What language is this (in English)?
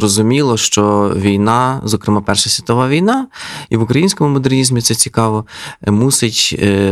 Ukrainian